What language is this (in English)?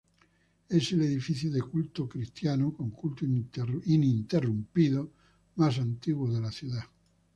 Spanish